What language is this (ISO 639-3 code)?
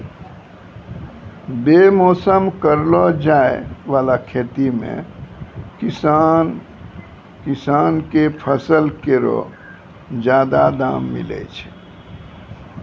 mai